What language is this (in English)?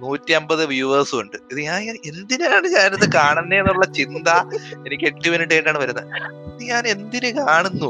Malayalam